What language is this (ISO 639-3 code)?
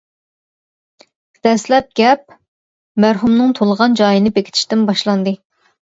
uig